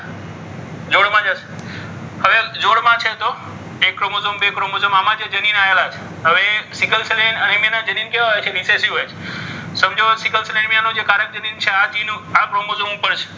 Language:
Gujarati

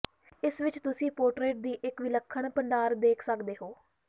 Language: Punjabi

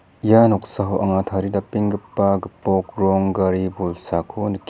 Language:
Garo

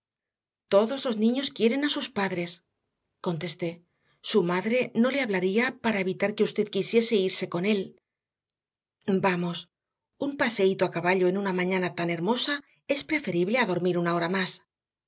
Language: Spanish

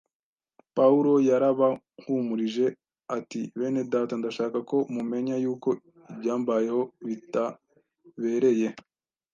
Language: Kinyarwanda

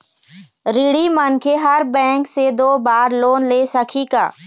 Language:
Chhattisgarhi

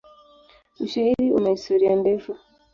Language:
Swahili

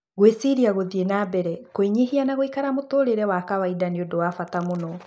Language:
Kikuyu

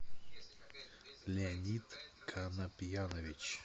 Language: Russian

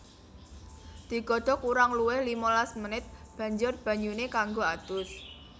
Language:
Javanese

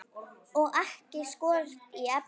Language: Icelandic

